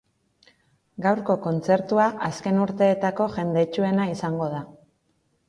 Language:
Basque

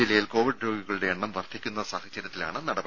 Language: Malayalam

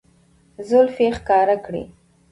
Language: Pashto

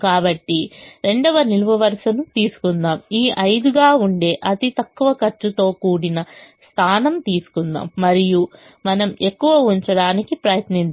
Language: Telugu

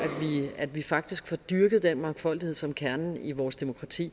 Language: Danish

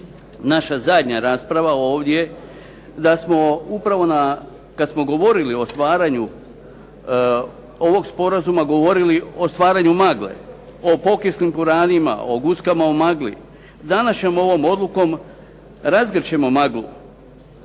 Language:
Croatian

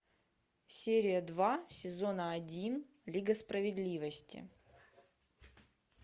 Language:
Russian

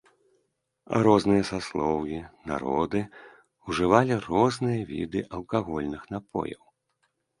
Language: Belarusian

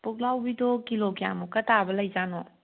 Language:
Manipuri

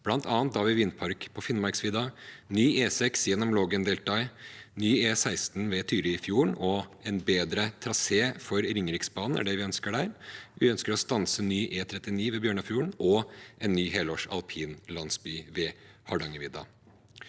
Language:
Norwegian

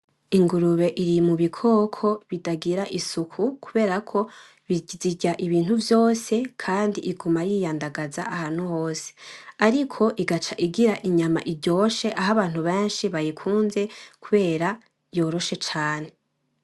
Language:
Rundi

